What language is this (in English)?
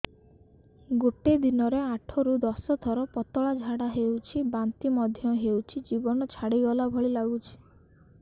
Odia